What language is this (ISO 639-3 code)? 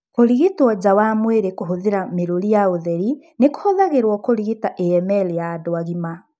kik